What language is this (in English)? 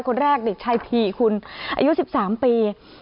Thai